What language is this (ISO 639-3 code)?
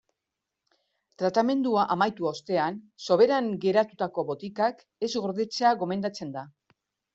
eus